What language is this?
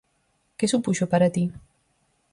Galician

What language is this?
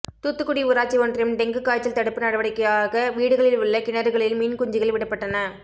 Tamil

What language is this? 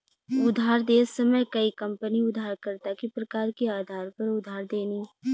Bhojpuri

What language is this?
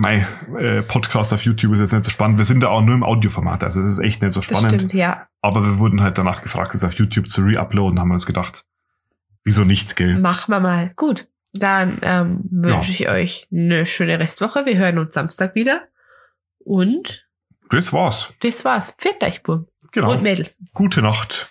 German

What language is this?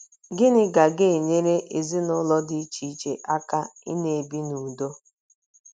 Igbo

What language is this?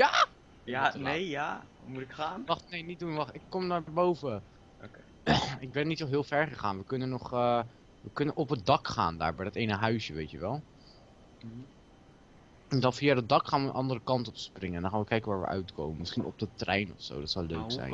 Dutch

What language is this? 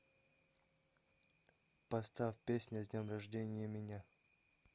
Russian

